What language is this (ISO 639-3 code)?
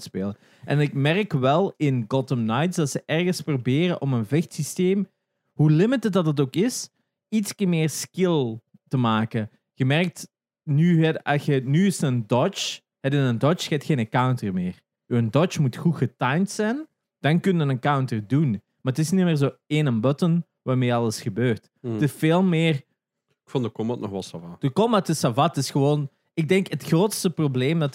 nld